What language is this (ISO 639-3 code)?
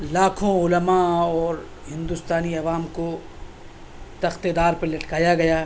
urd